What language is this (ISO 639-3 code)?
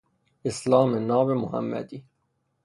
fas